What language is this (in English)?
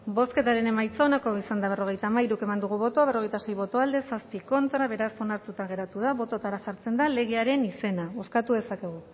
Basque